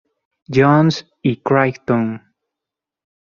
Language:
Spanish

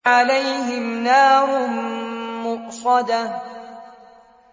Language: Arabic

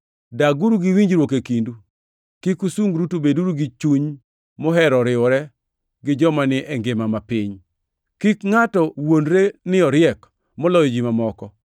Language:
Luo (Kenya and Tanzania)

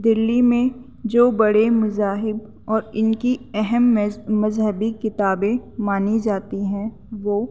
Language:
Urdu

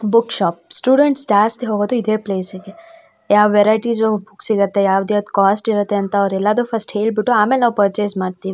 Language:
Kannada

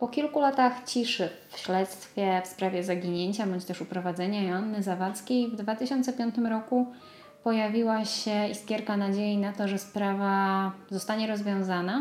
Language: Polish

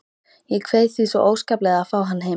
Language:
Icelandic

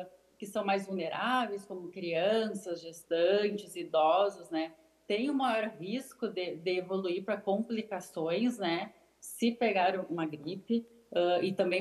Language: Portuguese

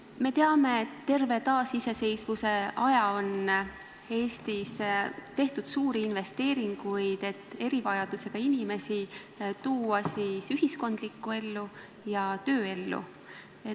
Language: Estonian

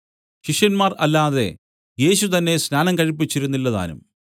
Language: Malayalam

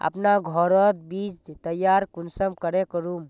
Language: Magahi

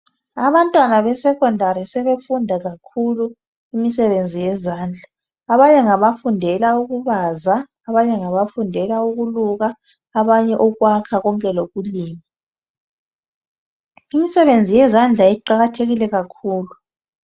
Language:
North Ndebele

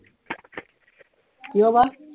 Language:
Assamese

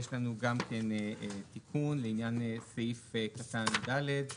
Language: Hebrew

